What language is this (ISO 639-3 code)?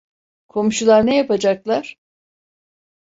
tur